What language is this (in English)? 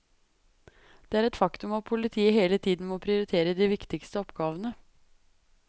Norwegian